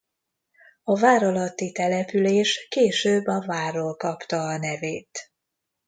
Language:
Hungarian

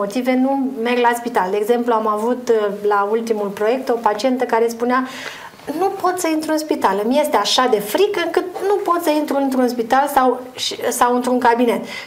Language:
Romanian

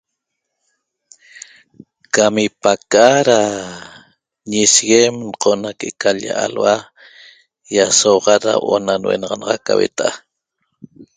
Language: Toba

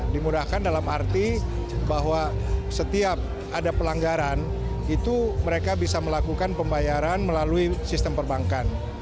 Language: Indonesian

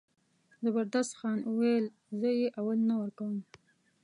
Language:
Pashto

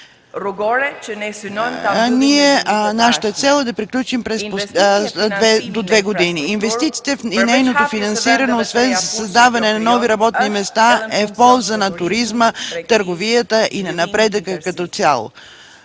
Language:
Bulgarian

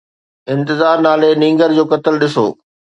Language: Sindhi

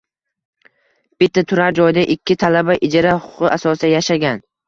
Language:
Uzbek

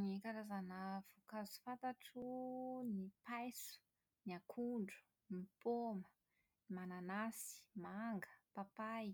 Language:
Malagasy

